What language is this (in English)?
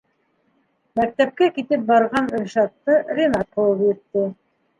Bashkir